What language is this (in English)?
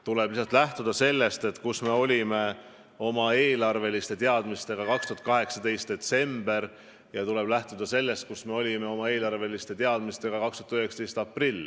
Estonian